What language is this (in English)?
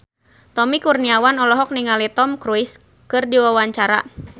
Sundanese